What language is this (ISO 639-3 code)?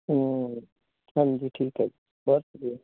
pan